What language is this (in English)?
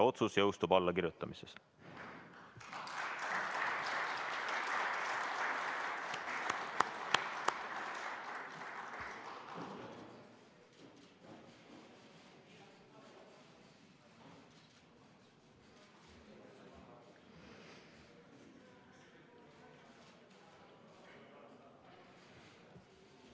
Estonian